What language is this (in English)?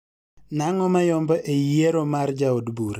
Luo (Kenya and Tanzania)